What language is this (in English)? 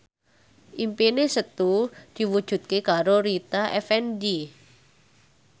Javanese